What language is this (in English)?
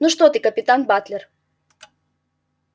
Russian